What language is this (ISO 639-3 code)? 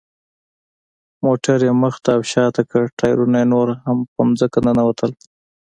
pus